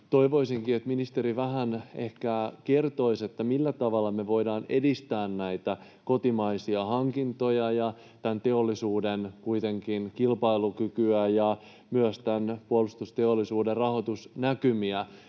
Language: Finnish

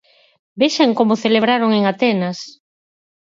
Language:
Galician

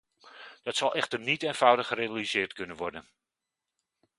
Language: Dutch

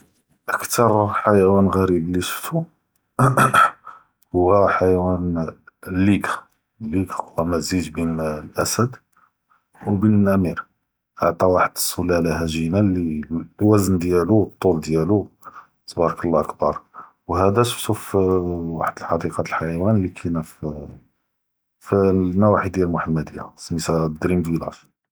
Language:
Judeo-Arabic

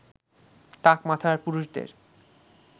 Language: Bangla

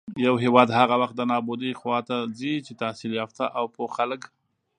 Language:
Pashto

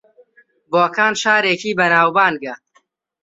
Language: Central Kurdish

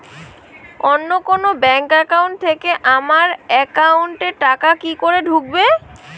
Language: Bangla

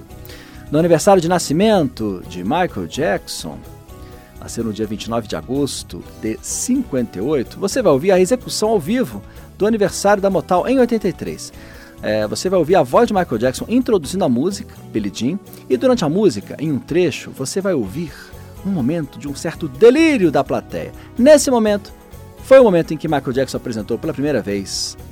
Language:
Portuguese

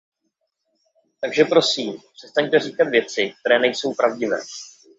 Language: Czech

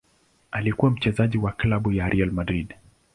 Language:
Swahili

